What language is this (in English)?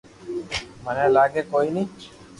Loarki